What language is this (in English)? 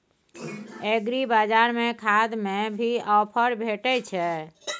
Maithili